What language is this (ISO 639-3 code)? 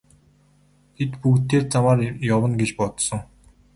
mon